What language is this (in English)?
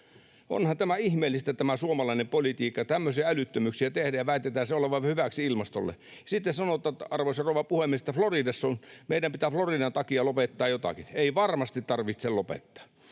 Finnish